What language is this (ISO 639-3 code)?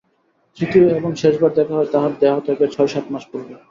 ben